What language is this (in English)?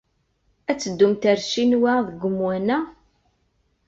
Kabyle